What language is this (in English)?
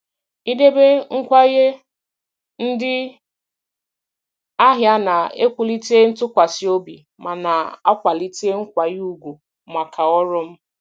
Igbo